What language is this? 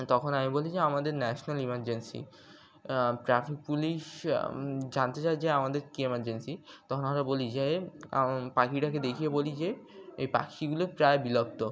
Bangla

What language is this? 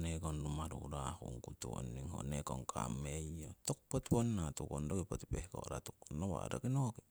Siwai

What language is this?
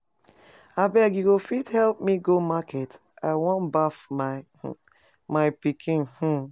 Nigerian Pidgin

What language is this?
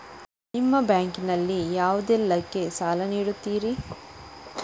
Kannada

